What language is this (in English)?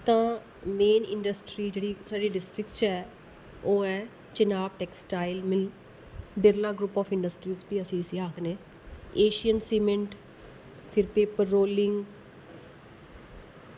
Dogri